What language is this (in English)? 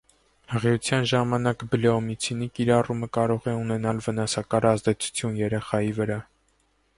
Armenian